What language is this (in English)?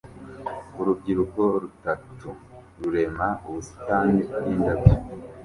Kinyarwanda